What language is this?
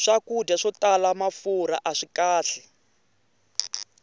Tsonga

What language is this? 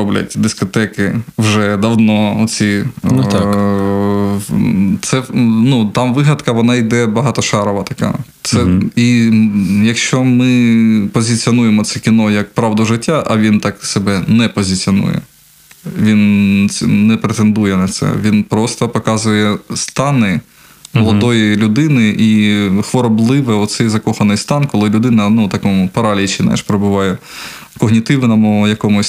Ukrainian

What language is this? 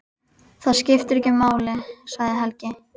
Icelandic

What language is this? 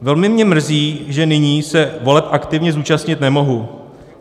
Czech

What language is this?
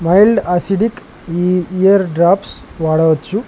Telugu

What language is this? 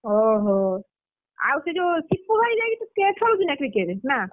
Odia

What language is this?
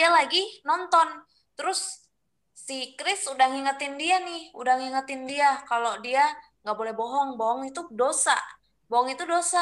Indonesian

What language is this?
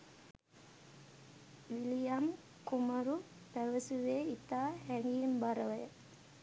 Sinhala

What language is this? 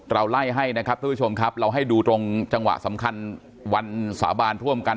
Thai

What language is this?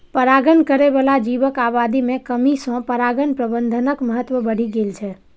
Maithili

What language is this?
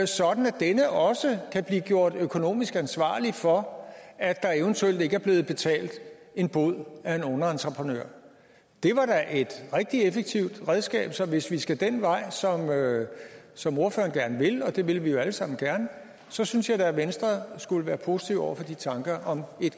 Danish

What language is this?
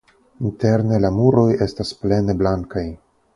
Esperanto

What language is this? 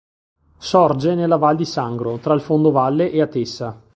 Italian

